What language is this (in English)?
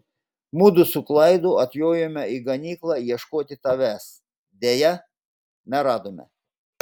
Lithuanian